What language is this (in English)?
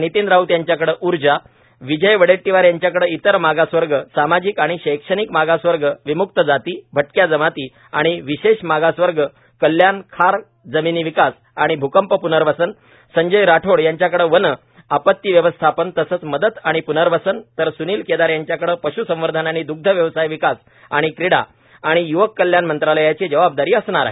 Marathi